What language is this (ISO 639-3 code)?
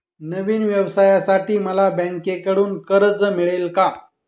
mar